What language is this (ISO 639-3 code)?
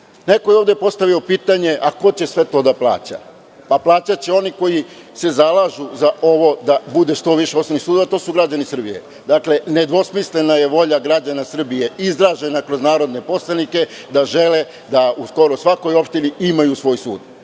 srp